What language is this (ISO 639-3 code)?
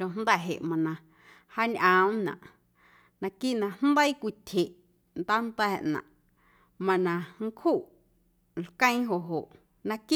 amu